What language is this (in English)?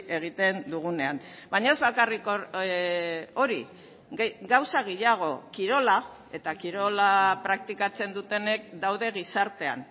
Basque